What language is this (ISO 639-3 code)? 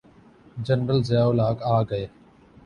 urd